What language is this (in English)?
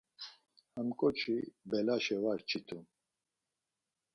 Laz